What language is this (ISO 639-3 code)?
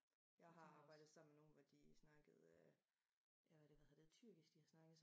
dan